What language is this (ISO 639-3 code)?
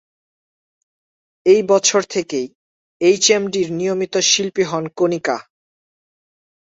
ben